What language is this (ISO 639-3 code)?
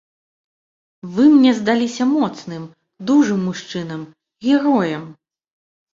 bel